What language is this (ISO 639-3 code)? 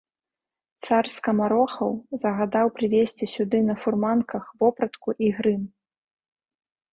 bel